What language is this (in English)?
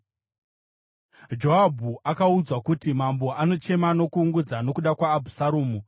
Shona